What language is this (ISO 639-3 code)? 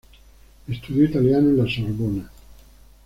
spa